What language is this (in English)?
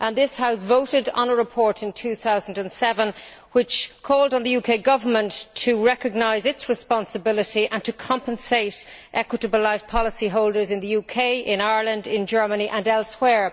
English